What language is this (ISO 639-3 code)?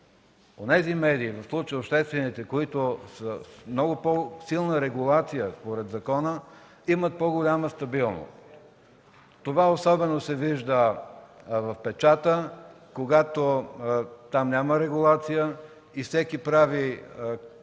bul